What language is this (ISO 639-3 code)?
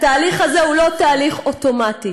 heb